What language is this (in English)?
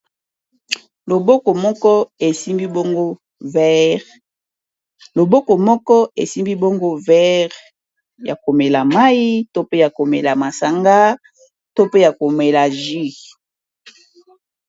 Lingala